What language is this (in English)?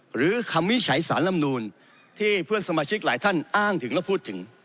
Thai